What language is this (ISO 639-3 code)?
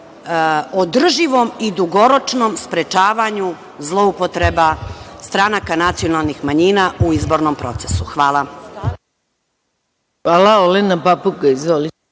srp